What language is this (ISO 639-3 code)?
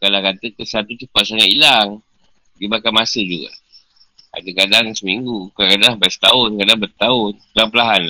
msa